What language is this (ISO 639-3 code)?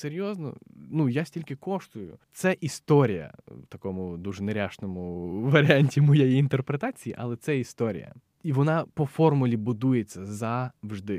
ukr